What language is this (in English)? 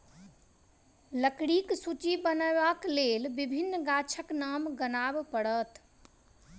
Maithili